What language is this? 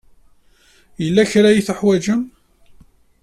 Kabyle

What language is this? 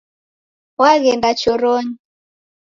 Taita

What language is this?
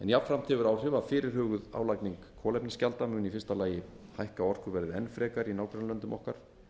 Icelandic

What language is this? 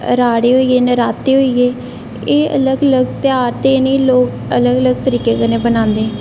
Dogri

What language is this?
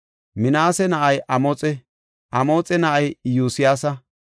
Gofa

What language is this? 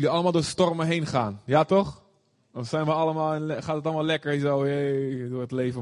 Dutch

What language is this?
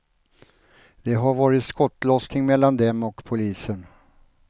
Swedish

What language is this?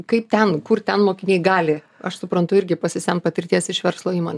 Lithuanian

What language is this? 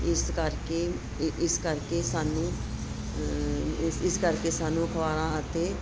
Punjabi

